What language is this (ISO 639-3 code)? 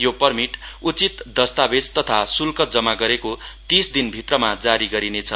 nep